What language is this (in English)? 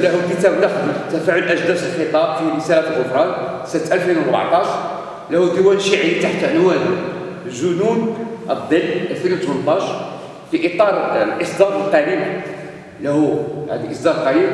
Arabic